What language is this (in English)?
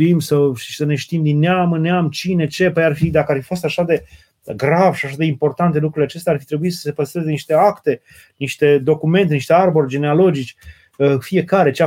Romanian